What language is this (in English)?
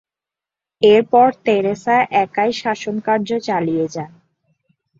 Bangla